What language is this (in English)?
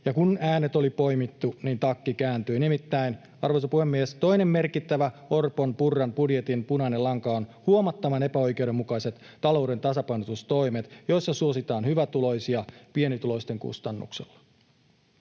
Finnish